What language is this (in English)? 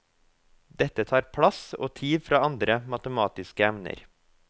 Norwegian